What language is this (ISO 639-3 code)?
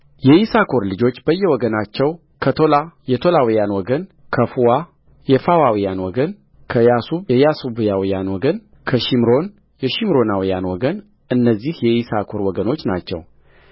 amh